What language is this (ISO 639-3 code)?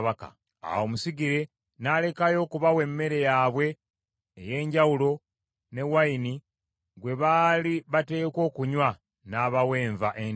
lug